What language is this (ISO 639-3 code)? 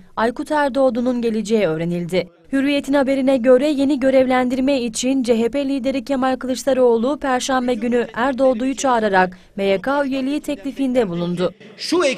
tur